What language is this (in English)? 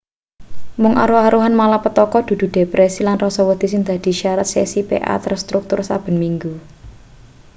Javanese